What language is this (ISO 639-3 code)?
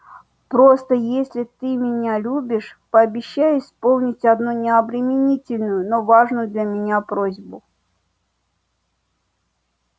rus